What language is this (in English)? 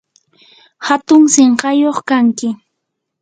Yanahuanca Pasco Quechua